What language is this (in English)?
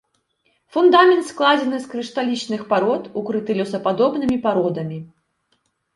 Belarusian